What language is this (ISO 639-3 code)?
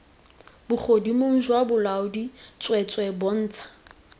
tsn